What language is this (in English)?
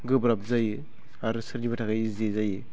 Bodo